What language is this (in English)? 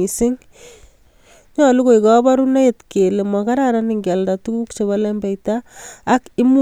Kalenjin